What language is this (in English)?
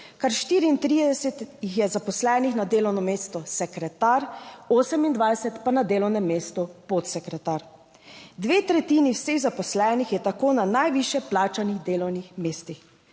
Slovenian